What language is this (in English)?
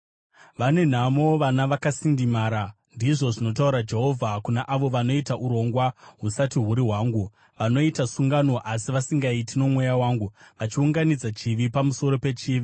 Shona